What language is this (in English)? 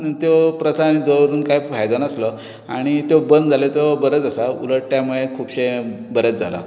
Konkani